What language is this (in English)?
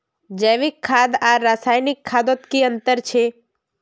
Magahi